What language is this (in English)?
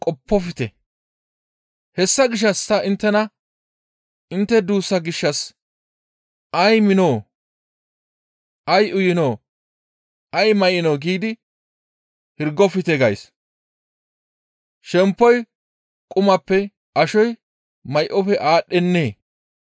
Gamo